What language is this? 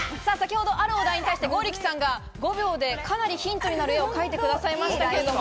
Japanese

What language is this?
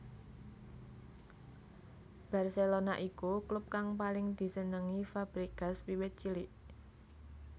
Javanese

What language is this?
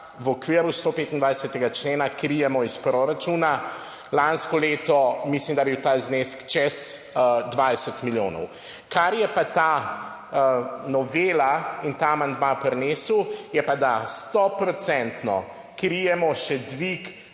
Slovenian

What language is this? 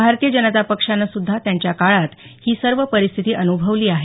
Marathi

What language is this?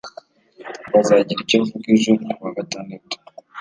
Kinyarwanda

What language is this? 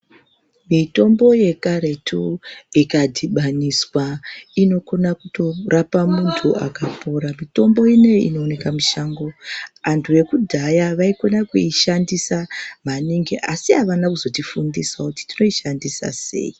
Ndau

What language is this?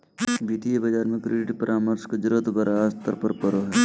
Magahi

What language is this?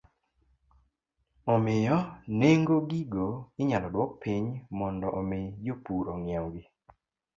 Luo (Kenya and Tanzania)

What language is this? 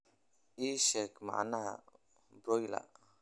Somali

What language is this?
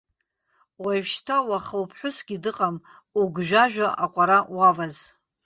Abkhazian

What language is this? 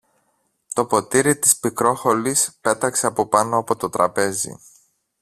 Greek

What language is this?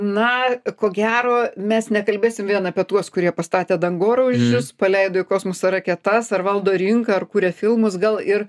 Lithuanian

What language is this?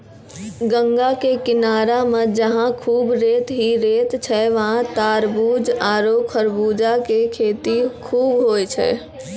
Maithili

